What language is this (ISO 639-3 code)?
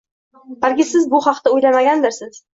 uzb